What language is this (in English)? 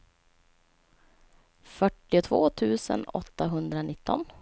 Swedish